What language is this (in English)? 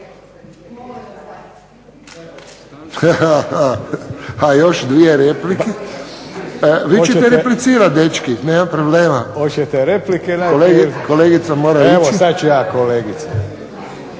Croatian